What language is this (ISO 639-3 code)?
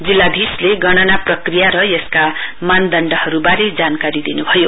nep